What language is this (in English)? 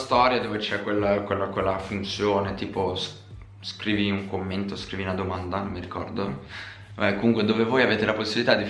Italian